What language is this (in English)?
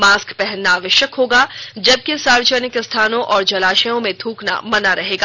Hindi